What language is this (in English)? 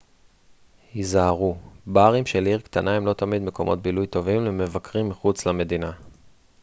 Hebrew